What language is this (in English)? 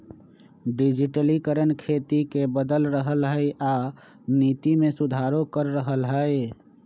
Magahi